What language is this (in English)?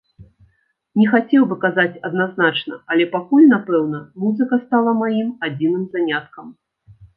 Belarusian